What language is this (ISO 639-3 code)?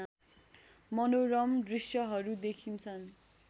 nep